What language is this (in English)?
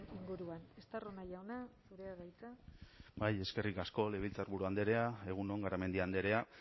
Basque